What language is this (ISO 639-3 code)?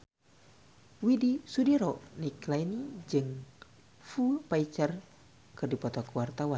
sun